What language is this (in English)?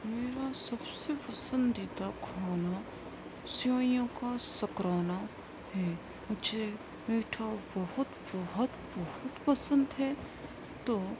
Urdu